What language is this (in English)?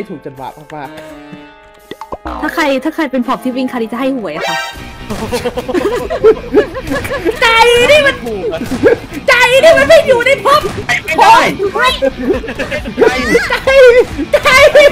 Thai